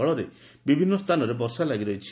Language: Odia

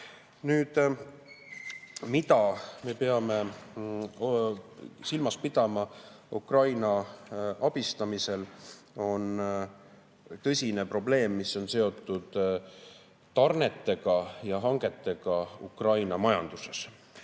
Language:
Estonian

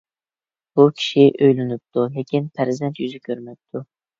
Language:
Uyghur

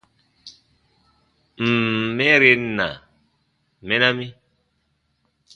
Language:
Baatonum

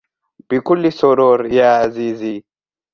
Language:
Arabic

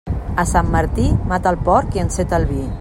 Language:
Catalan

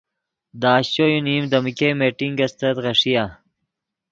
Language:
Yidgha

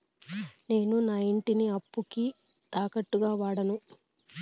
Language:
Telugu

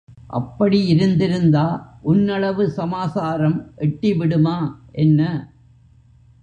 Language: Tamil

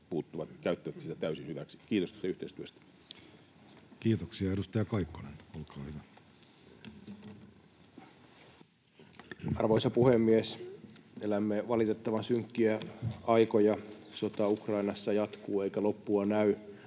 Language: Finnish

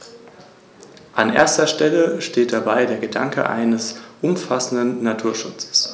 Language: German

